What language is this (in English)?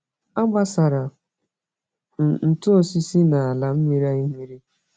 Igbo